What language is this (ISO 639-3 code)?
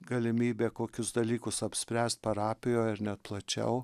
lit